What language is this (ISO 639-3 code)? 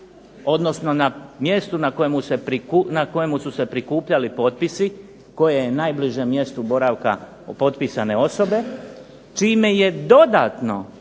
hrv